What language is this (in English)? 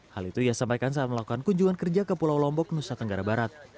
Indonesian